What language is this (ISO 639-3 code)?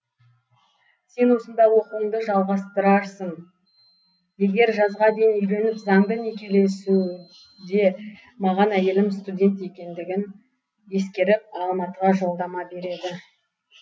kaz